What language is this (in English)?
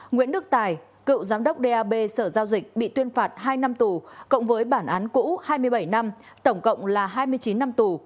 Vietnamese